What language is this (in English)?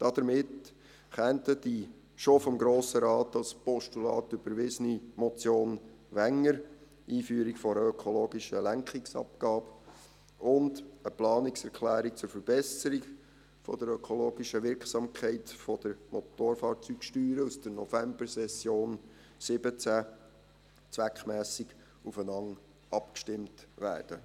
Swiss German